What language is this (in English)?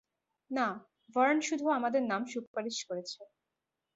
Bangla